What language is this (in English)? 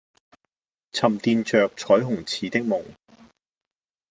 Cantonese